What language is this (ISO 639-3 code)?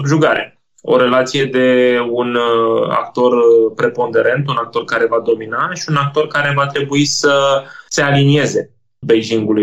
ron